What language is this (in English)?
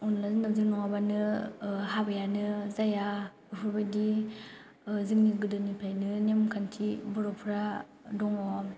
Bodo